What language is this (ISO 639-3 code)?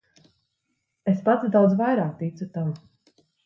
lav